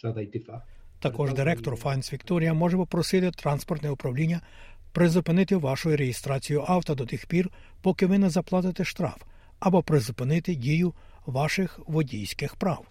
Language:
Ukrainian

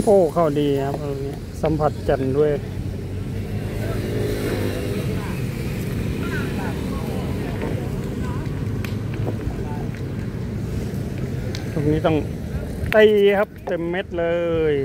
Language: Thai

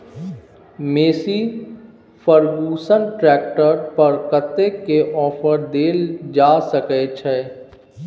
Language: Maithili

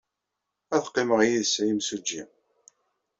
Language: Kabyle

